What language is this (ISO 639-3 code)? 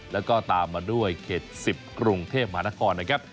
tha